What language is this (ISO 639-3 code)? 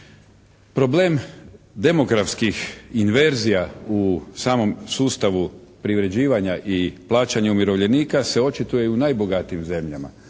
hrv